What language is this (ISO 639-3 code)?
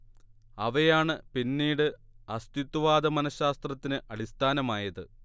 mal